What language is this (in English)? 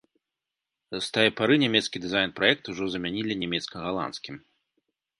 Belarusian